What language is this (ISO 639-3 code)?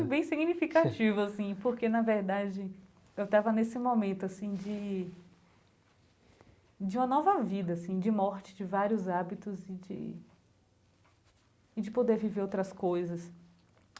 por